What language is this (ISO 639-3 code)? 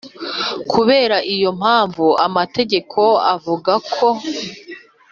kin